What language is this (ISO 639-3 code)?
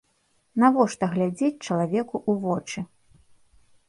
bel